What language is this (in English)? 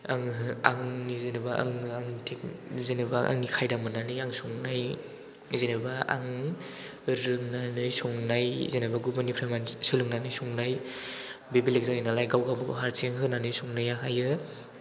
Bodo